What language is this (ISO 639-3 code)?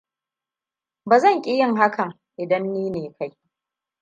hau